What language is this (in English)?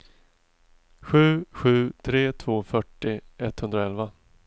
Swedish